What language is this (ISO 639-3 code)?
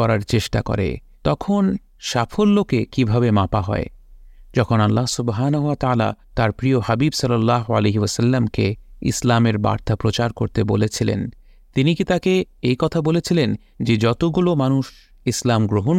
ben